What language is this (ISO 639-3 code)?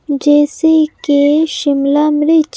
hin